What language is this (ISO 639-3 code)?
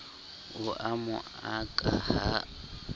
sot